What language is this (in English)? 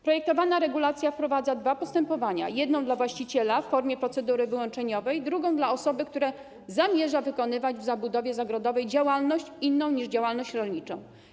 Polish